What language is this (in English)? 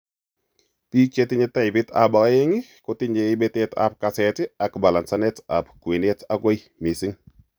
Kalenjin